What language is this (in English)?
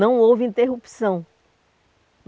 Portuguese